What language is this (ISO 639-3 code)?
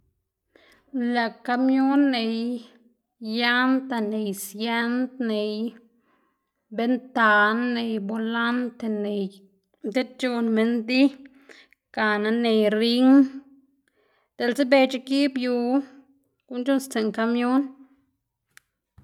ztg